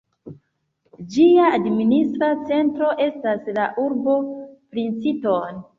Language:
Esperanto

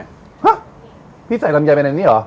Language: Thai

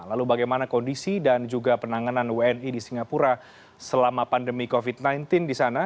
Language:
Indonesian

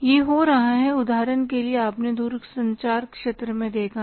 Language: Hindi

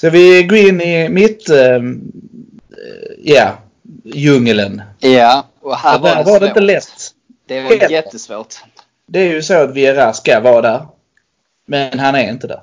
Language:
Swedish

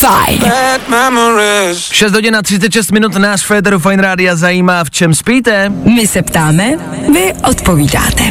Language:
Czech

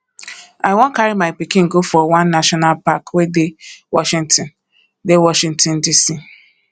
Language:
Nigerian Pidgin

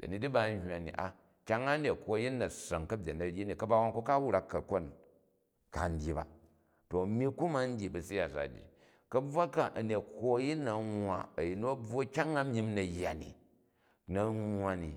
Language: Jju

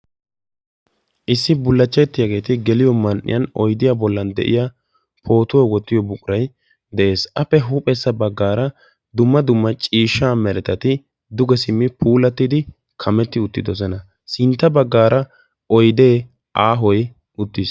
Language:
Wolaytta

